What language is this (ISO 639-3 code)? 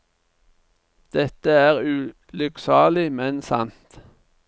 nor